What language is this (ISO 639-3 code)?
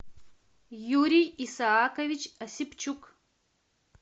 rus